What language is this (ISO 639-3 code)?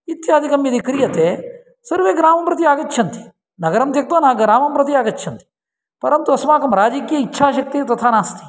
san